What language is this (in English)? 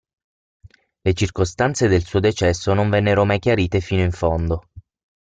Italian